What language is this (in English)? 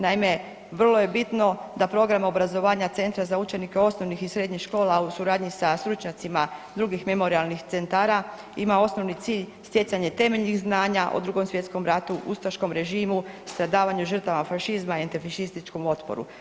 Croatian